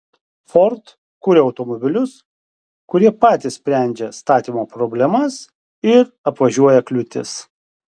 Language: Lithuanian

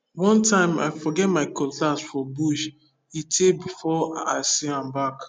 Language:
Nigerian Pidgin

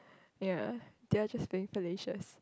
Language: English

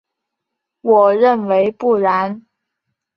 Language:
Chinese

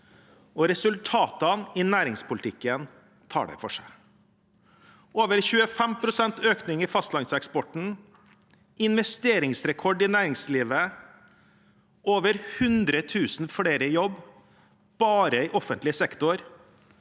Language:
Norwegian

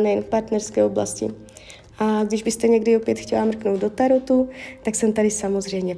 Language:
Czech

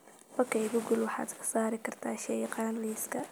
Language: Somali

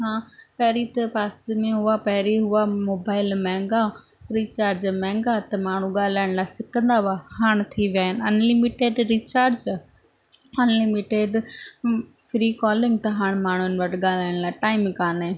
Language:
Sindhi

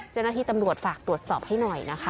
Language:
Thai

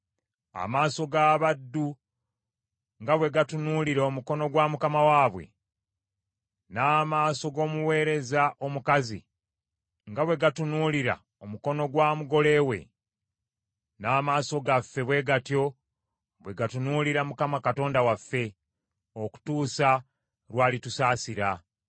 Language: Ganda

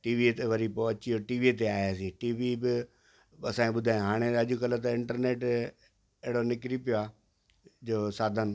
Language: Sindhi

